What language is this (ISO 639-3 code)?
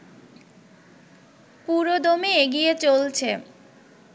ben